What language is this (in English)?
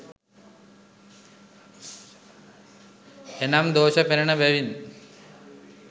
Sinhala